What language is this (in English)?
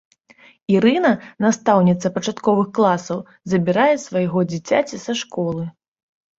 Belarusian